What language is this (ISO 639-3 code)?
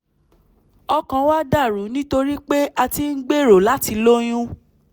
yor